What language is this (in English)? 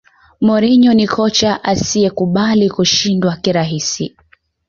Swahili